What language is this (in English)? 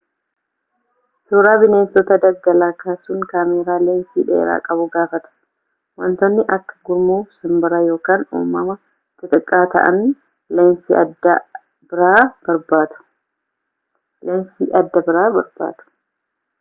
Oromo